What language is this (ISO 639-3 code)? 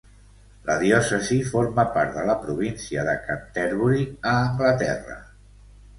cat